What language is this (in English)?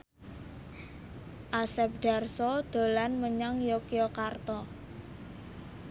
Javanese